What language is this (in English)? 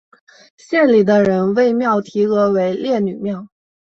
Chinese